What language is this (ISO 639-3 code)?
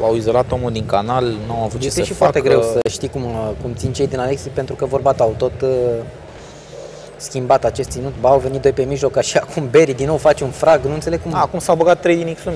ron